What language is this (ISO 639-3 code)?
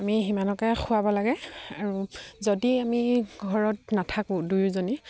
asm